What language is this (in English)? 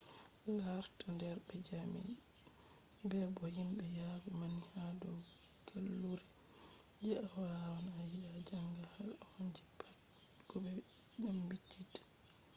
Fula